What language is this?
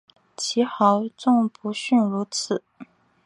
Chinese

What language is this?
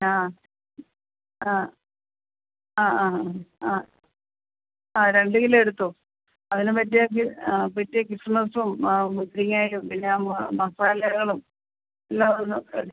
Malayalam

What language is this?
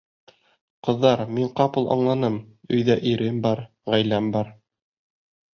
Bashkir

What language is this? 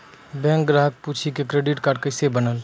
Maithili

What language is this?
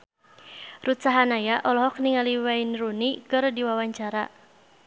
Sundanese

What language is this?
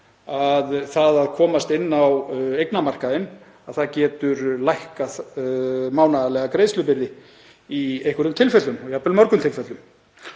Icelandic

